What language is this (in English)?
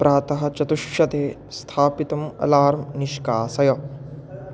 Sanskrit